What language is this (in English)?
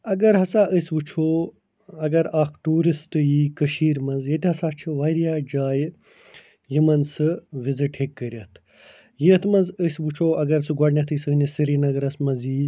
Kashmiri